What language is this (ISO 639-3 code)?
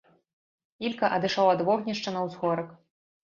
bel